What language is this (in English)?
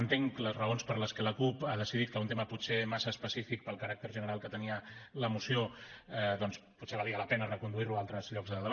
Catalan